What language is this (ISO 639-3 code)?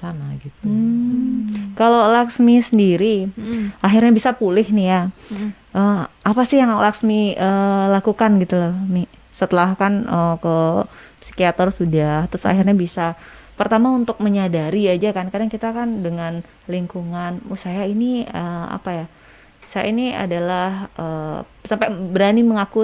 ind